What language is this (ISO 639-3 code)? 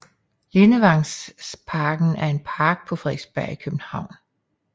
dan